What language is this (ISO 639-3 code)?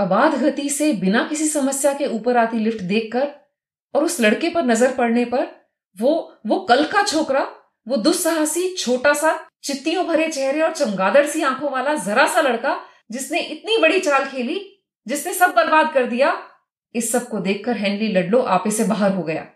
hin